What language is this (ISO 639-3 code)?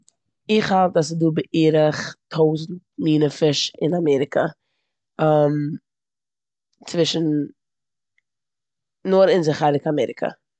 yid